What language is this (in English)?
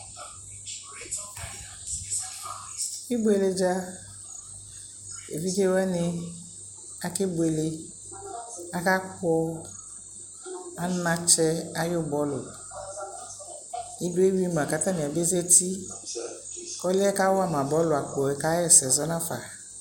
Ikposo